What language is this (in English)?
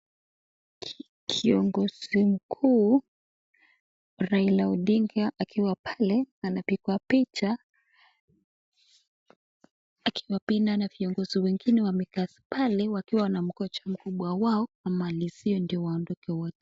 Swahili